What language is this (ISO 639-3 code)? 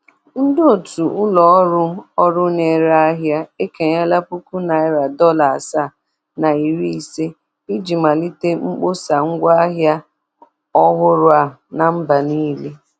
ibo